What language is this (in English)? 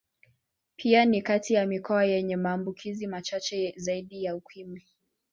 Swahili